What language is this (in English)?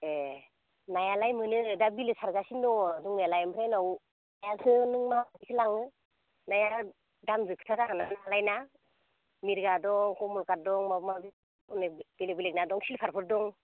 Bodo